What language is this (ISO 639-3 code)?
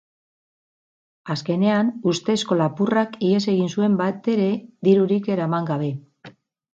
eus